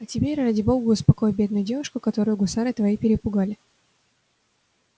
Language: Russian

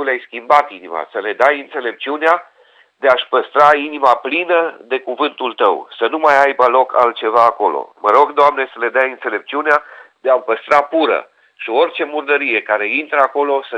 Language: Romanian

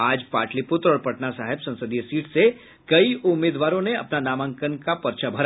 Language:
Hindi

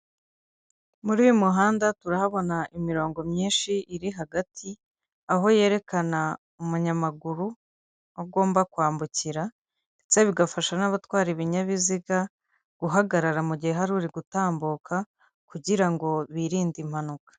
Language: Kinyarwanda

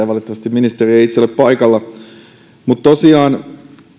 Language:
Finnish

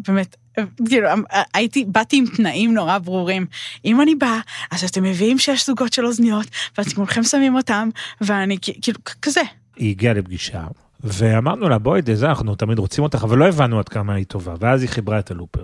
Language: Hebrew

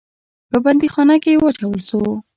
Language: Pashto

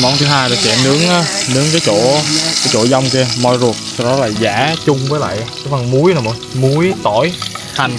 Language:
Vietnamese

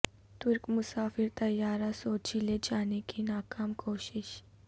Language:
Urdu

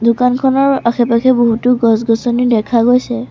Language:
Assamese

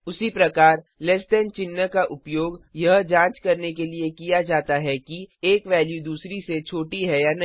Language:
Hindi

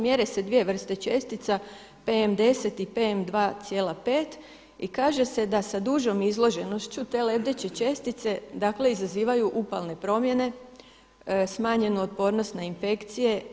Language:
Croatian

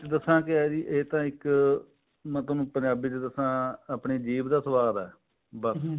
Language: Punjabi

